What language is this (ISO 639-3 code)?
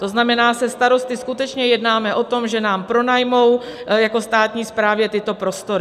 ces